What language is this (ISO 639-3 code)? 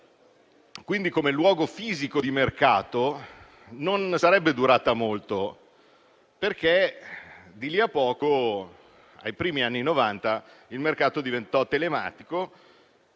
ita